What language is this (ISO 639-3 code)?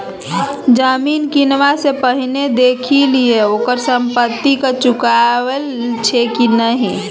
mai